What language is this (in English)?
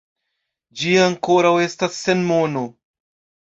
Esperanto